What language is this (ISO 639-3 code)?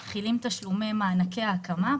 heb